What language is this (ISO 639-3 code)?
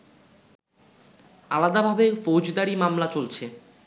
ben